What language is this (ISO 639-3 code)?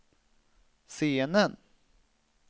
swe